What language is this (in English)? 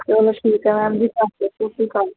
Punjabi